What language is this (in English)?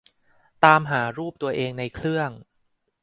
Thai